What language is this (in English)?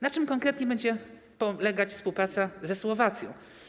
Polish